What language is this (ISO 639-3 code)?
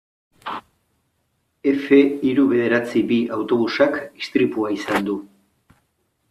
eus